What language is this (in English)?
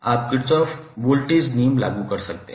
Hindi